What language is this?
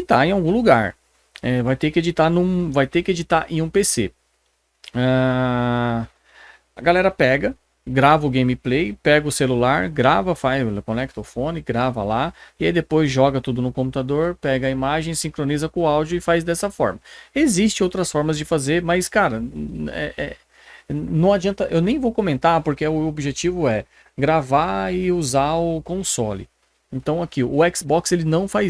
Portuguese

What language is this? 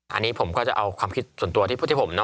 Thai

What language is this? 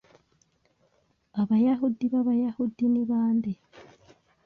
Kinyarwanda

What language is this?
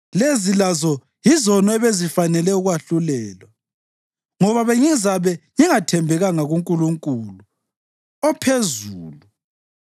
North Ndebele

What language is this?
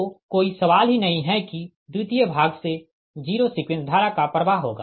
Hindi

